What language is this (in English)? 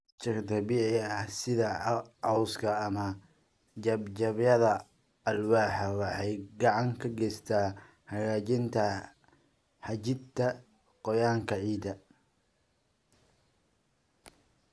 Somali